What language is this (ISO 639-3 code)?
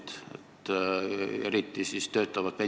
est